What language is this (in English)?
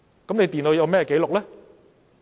Cantonese